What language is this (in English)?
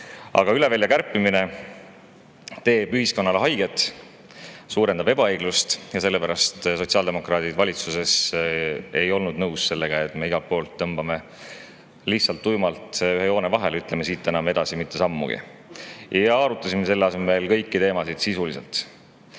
Estonian